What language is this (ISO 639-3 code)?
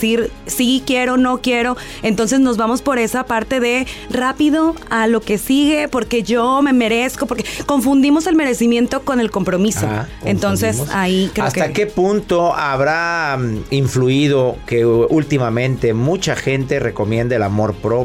spa